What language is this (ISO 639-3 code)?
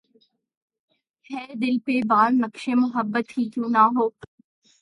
urd